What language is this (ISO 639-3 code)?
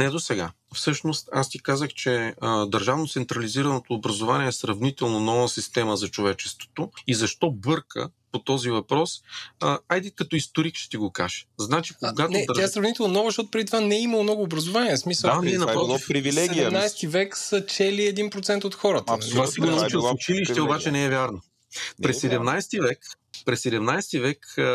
bul